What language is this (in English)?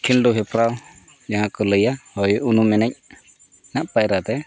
Santali